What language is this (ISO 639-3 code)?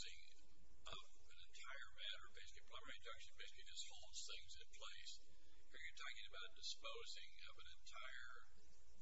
eng